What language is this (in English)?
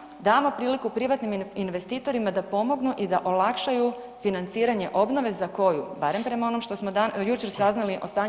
Croatian